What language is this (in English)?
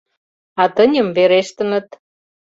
Mari